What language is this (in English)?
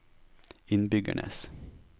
Norwegian